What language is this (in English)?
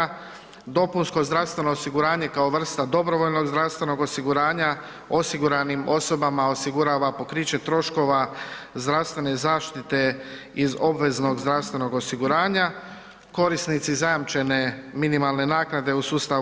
Croatian